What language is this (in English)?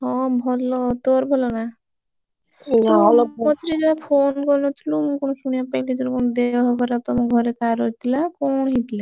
Odia